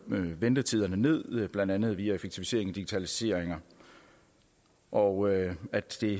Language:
Danish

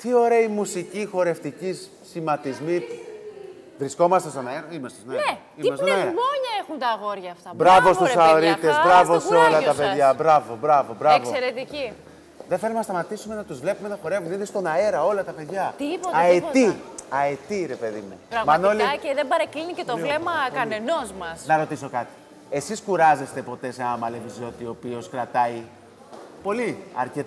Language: Greek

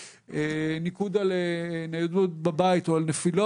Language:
Hebrew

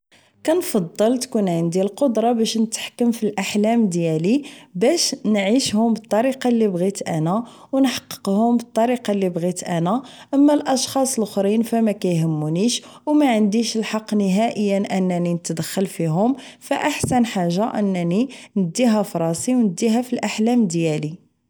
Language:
Moroccan Arabic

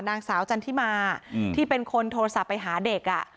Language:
Thai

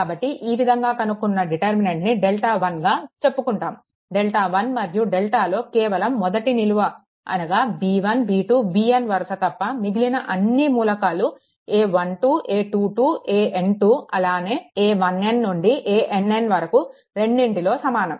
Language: Telugu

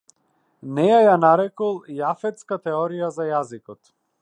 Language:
Macedonian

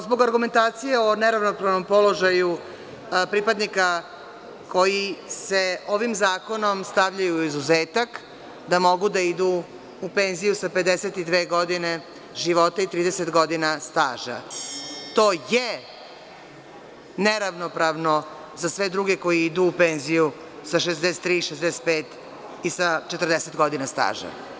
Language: Serbian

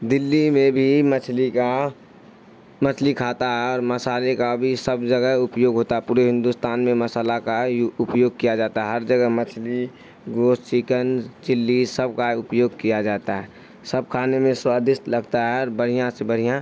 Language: Urdu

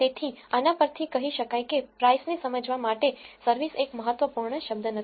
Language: Gujarati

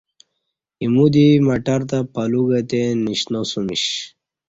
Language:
Kati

